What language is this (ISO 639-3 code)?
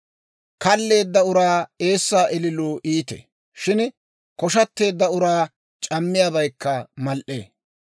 dwr